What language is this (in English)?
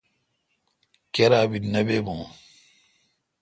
Kalkoti